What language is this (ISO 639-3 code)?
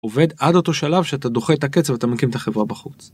heb